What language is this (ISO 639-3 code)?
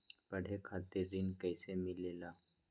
mag